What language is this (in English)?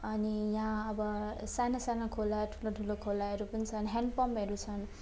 Nepali